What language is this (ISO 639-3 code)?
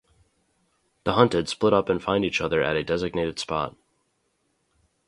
eng